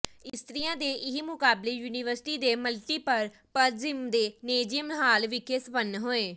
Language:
Punjabi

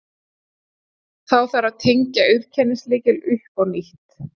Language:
Icelandic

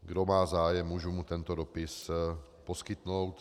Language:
Czech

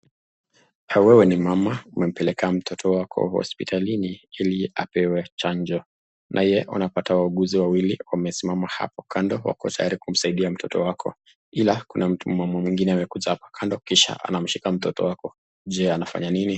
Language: Swahili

